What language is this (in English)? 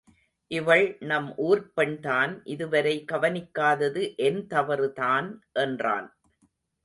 Tamil